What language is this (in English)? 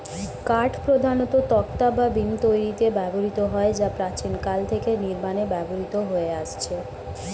Bangla